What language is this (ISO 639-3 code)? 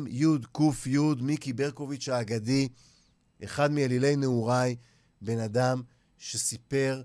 heb